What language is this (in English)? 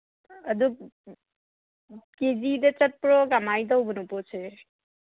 Manipuri